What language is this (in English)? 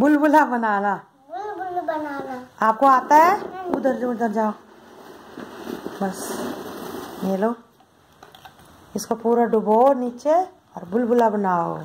Romanian